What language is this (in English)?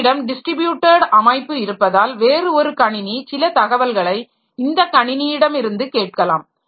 Tamil